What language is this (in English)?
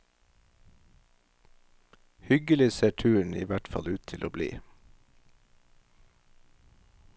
Norwegian